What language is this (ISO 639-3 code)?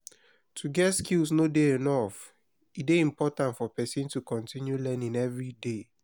pcm